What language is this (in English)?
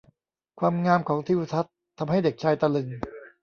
Thai